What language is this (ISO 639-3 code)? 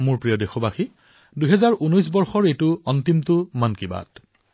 asm